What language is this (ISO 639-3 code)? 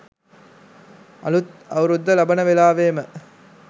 sin